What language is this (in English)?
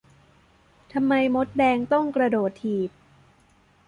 Thai